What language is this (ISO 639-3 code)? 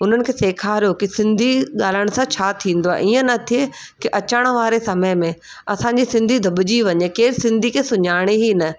snd